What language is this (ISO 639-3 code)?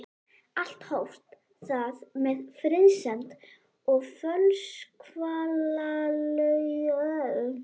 isl